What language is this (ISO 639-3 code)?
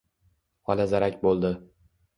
uzb